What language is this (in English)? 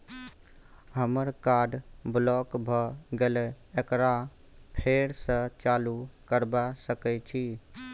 Maithili